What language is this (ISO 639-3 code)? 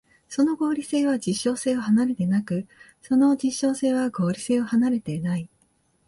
jpn